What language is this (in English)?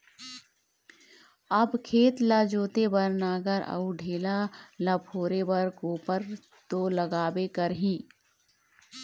Chhattisgarhi